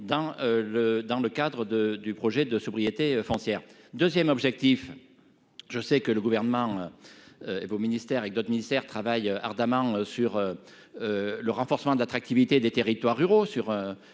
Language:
French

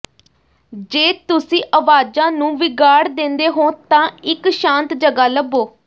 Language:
Punjabi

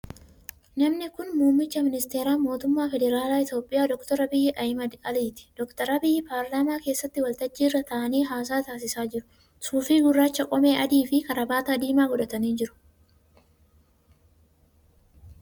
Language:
Oromo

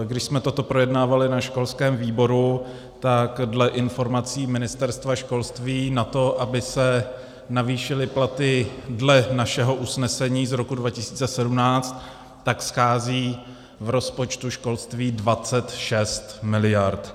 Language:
Czech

